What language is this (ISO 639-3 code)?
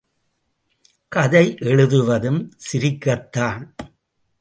tam